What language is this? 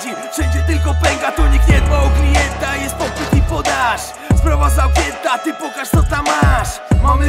Polish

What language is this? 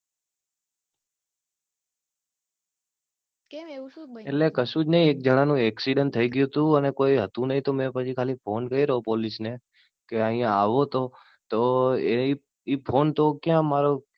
Gujarati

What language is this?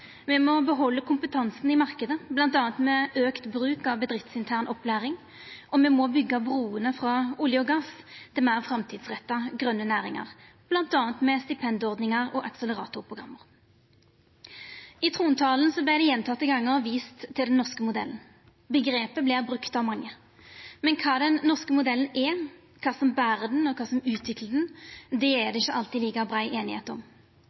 Norwegian Nynorsk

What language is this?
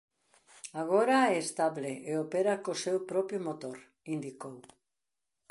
Galician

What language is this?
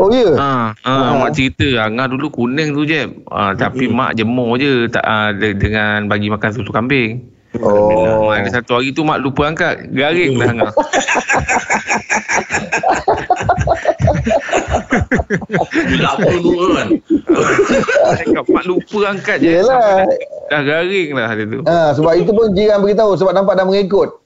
Malay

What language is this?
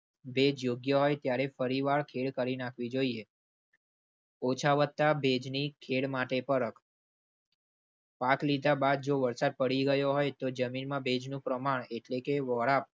Gujarati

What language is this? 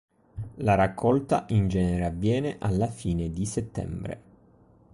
Italian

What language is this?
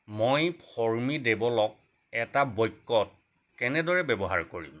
Assamese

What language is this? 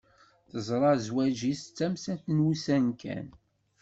Kabyle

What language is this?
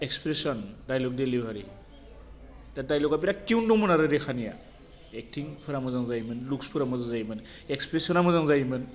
Bodo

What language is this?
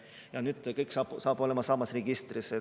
Estonian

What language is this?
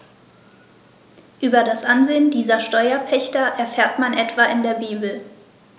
German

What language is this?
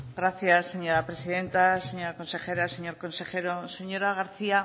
Spanish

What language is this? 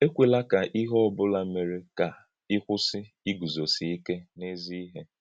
Igbo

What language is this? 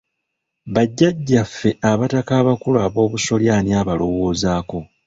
Ganda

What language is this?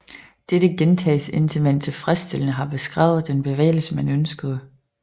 Danish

